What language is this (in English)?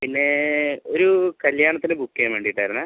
Malayalam